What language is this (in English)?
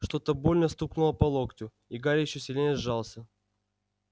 Russian